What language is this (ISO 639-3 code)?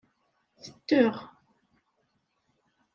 kab